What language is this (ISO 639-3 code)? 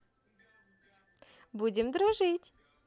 rus